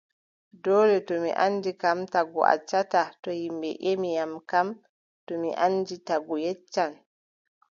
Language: Adamawa Fulfulde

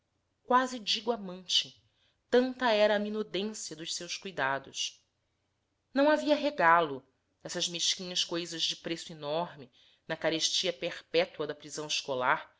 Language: Portuguese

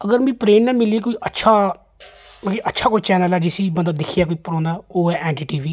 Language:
Dogri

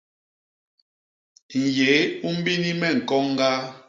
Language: Basaa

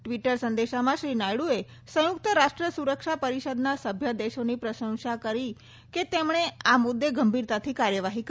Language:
Gujarati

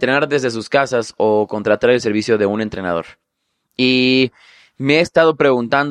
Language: Spanish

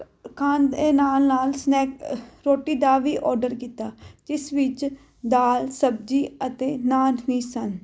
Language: Punjabi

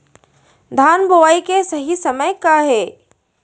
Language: Chhattisgarhi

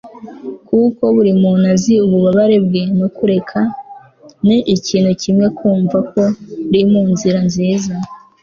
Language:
Kinyarwanda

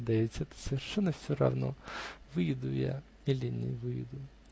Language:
Russian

